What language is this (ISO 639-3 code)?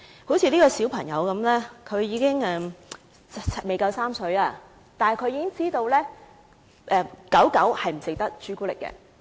yue